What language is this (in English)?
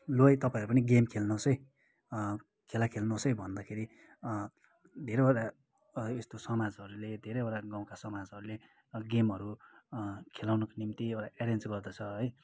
Nepali